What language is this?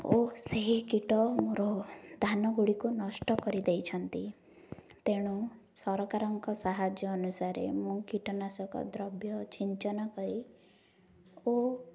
Odia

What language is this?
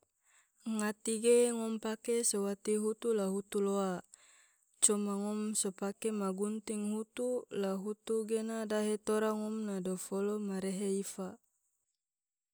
Tidore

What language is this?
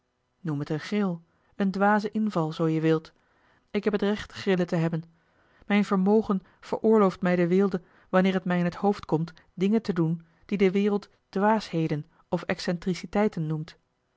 Dutch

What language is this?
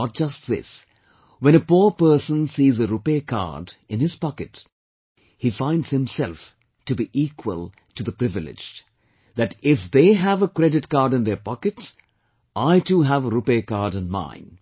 English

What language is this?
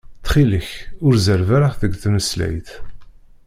Kabyle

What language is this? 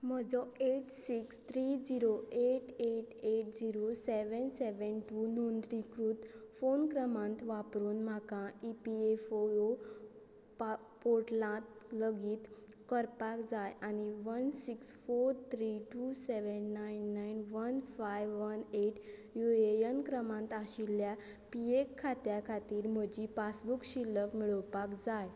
Konkani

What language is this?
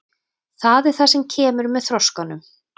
Icelandic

